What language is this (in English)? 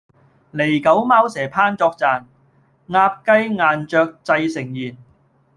Cantonese